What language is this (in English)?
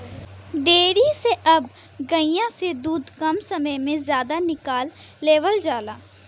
Bhojpuri